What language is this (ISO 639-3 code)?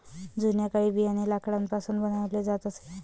mar